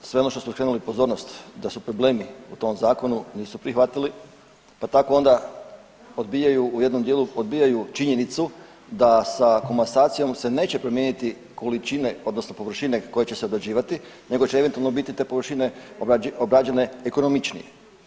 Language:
Croatian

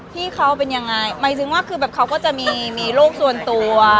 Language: Thai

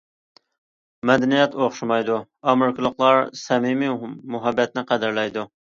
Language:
Uyghur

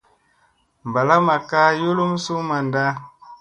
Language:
Musey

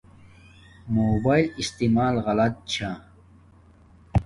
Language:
Domaaki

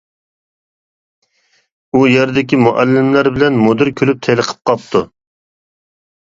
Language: Uyghur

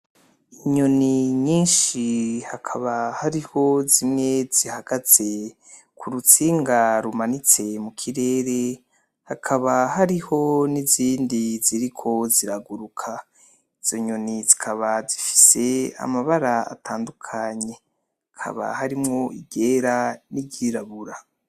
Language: Rundi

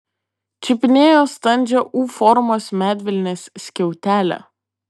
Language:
Lithuanian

